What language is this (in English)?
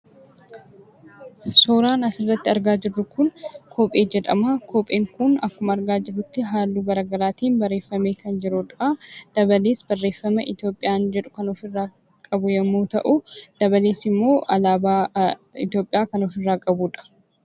Oromo